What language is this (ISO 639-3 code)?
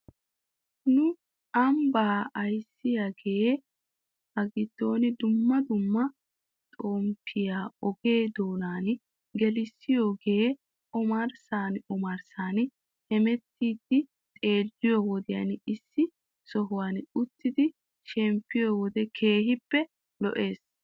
wal